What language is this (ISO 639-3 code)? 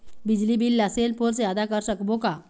hne